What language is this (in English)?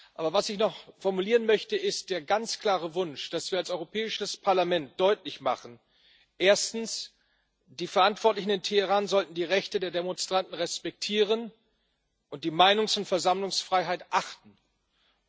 German